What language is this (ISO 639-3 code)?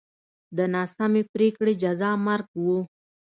pus